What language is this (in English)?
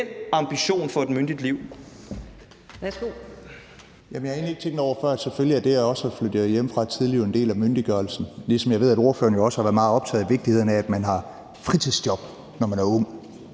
Danish